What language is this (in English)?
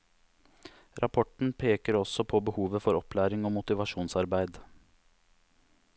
Norwegian